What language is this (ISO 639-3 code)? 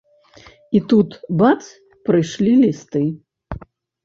bel